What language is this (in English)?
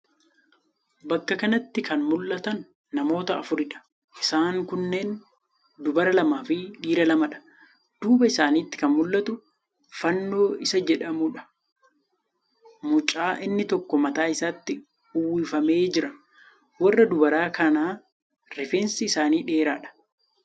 Oromo